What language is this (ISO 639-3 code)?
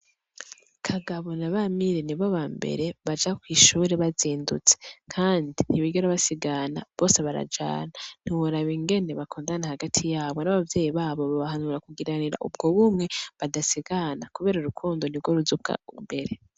run